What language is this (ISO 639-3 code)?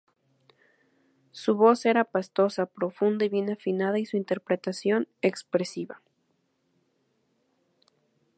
spa